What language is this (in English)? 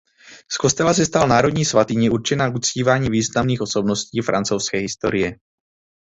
Czech